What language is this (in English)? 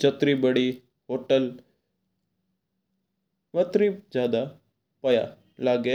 Mewari